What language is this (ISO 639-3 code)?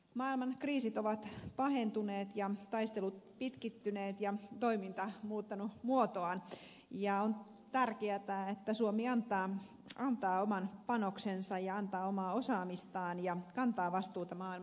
fin